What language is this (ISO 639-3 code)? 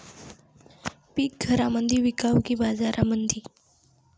mar